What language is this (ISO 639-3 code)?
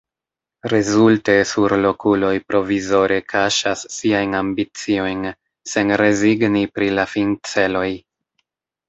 epo